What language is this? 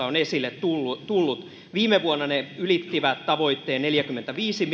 Finnish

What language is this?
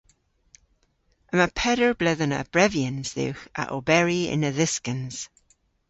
Cornish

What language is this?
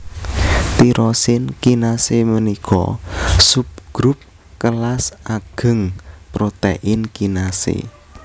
Javanese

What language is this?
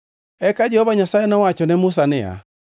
Luo (Kenya and Tanzania)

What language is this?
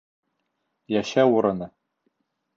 Bashkir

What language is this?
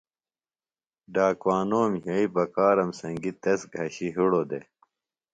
Phalura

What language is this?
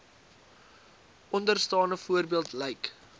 Afrikaans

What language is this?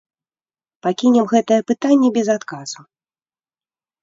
Belarusian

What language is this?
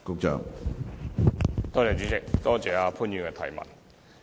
Cantonese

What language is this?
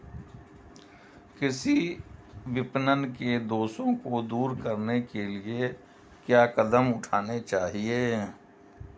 Hindi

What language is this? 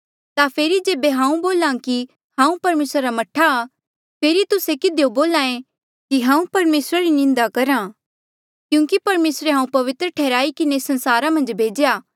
Mandeali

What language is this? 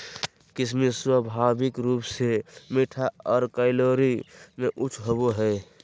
Magahi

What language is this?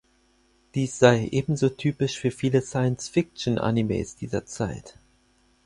German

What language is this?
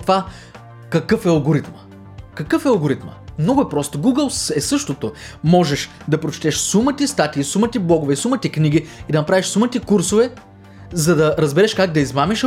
Bulgarian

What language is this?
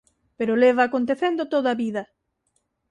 Galician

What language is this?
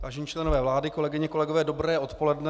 Czech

